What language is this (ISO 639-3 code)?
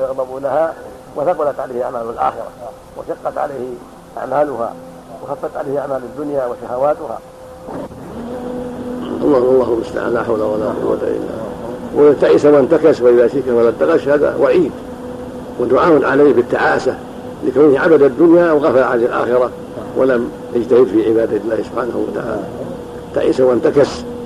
ara